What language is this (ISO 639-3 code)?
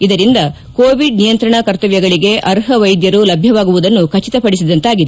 kan